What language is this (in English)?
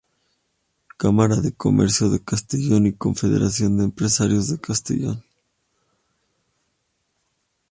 Spanish